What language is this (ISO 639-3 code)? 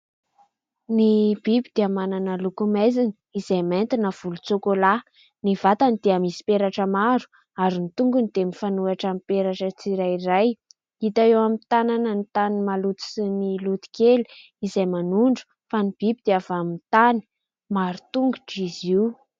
mlg